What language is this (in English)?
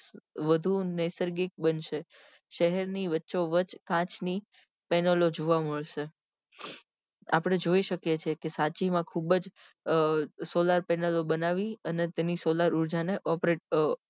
Gujarati